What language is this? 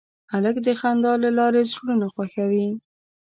Pashto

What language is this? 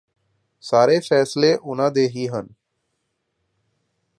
Punjabi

